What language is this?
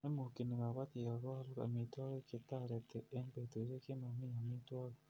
Kalenjin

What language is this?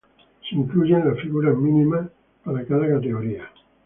Spanish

